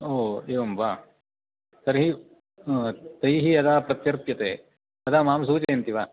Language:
Sanskrit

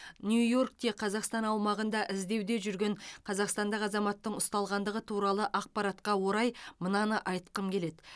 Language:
Kazakh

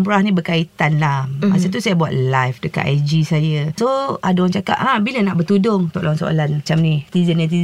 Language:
Malay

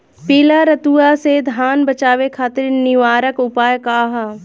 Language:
Bhojpuri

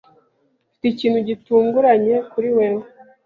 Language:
Kinyarwanda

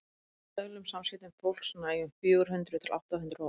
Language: Icelandic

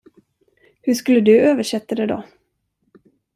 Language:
Swedish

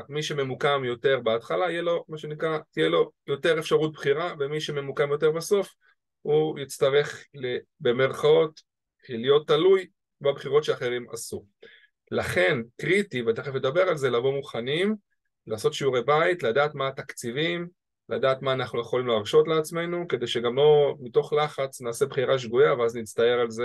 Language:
Hebrew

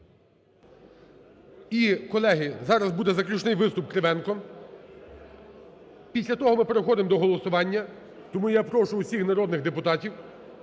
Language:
Ukrainian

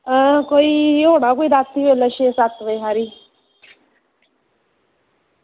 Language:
Dogri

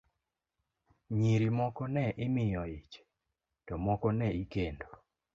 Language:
Luo (Kenya and Tanzania)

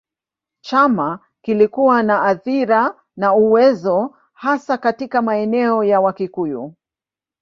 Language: Swahili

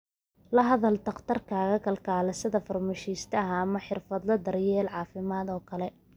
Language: Somali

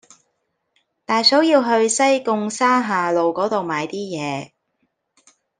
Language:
Cantonese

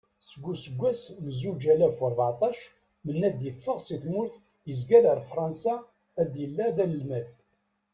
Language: Kabyle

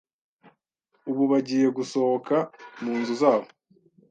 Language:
Kinyarwanda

